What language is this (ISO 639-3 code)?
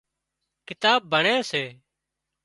kxp